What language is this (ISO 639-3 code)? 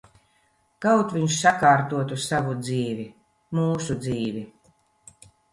lav